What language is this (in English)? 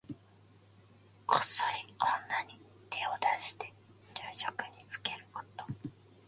Japanese